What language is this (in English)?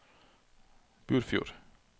Norwegian